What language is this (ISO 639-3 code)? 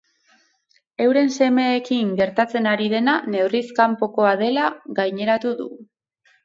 eus